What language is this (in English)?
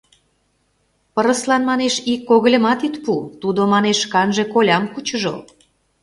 Mari